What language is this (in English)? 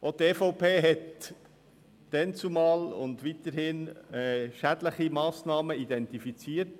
Swiss German